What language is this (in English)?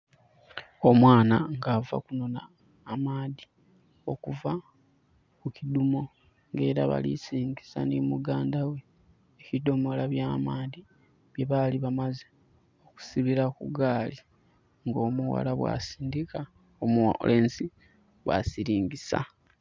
Soga